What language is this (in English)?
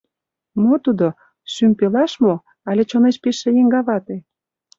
Mari